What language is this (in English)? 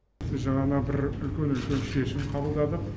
Kazakh